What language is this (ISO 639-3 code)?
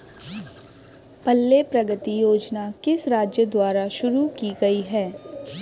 hin